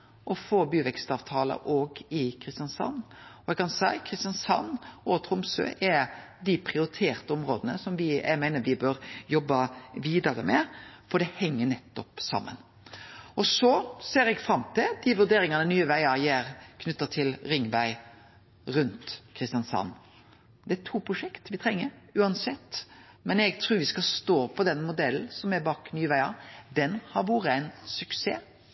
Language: Norwegian Nynorsk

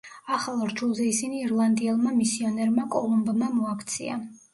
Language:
Georgian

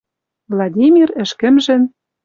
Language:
Western Mari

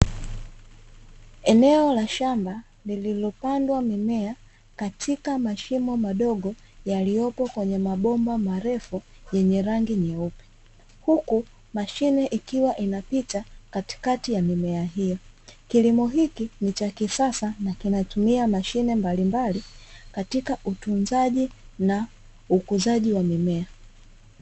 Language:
Swahili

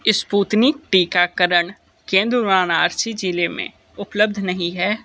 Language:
Hindi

